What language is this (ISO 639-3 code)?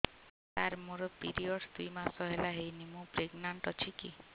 ori